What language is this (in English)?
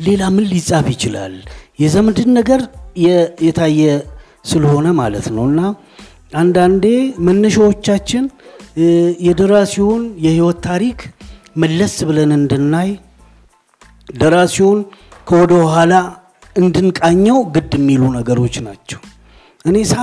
Amharic